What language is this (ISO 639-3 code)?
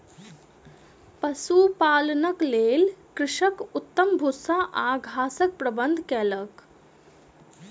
mai